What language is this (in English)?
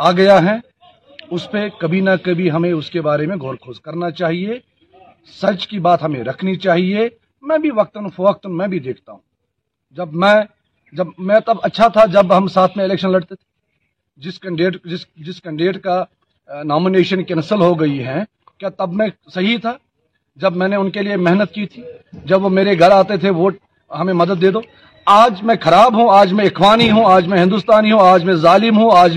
Urdu